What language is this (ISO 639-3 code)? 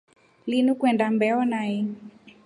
rof